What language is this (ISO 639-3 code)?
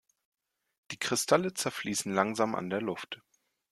deu